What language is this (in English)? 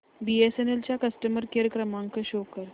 Marathi